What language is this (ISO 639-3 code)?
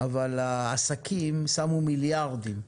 heb